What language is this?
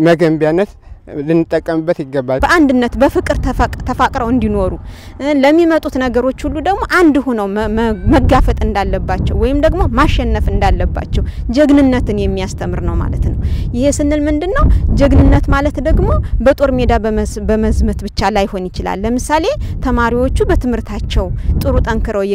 Arabic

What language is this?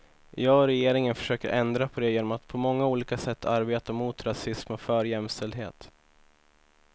Swedish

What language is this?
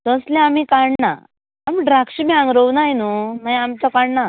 Konkani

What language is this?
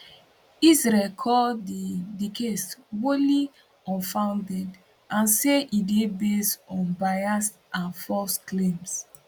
Nigerian Pidgin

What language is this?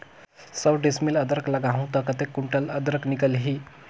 Chhattisgarhi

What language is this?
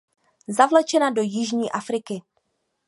Czech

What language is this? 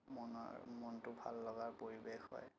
Assamese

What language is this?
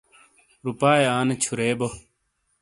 Shina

